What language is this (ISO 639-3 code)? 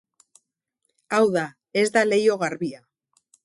eus